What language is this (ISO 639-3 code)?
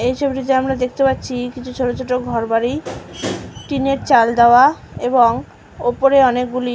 ben